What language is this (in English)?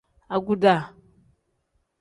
Tem